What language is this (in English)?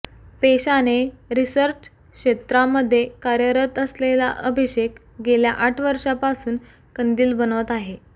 Marathi